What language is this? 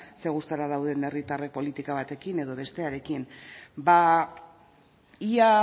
Basque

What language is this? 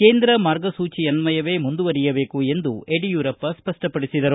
Kannada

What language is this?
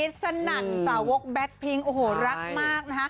Thai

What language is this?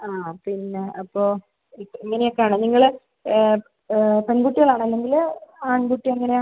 Malayalam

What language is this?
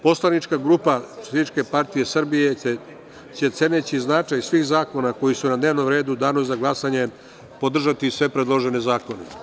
Serbian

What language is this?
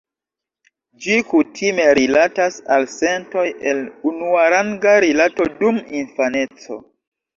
Esperanto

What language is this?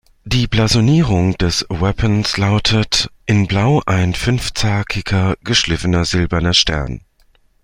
German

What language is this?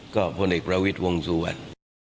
Thai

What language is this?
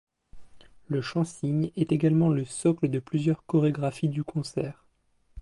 French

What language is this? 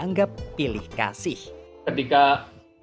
Indonesian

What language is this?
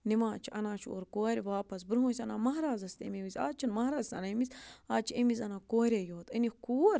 Kashmiri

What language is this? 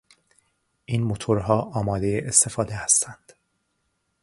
Persian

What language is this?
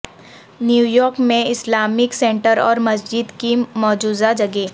Urdu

